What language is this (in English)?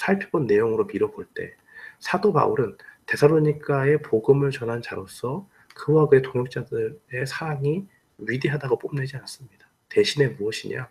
Korean